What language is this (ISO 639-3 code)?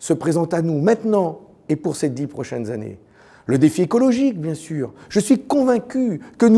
fra